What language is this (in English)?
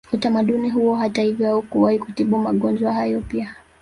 Swahili